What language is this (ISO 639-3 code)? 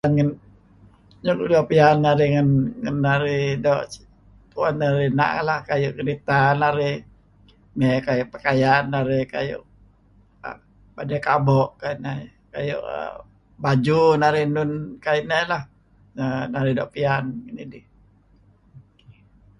kzi